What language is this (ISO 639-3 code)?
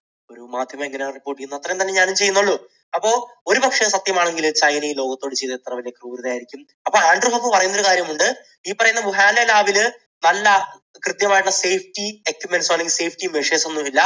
mal